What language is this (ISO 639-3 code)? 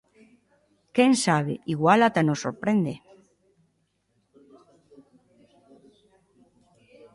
glg